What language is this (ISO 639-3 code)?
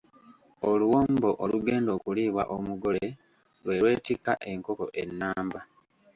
lug